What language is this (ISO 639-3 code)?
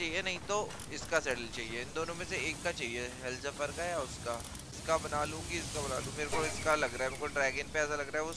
hin